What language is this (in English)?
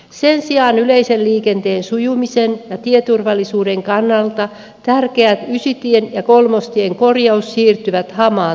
Finnish